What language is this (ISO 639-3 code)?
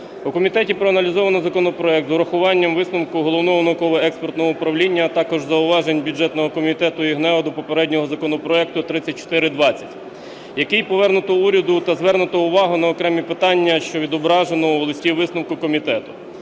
ukr